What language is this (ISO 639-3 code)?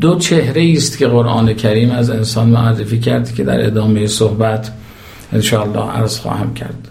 fas